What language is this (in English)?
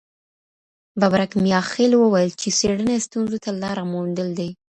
Pashto